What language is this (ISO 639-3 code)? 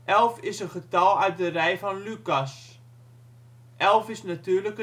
nld